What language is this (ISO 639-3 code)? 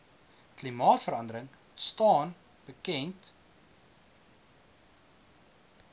afr